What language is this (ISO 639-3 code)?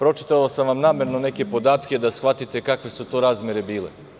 srp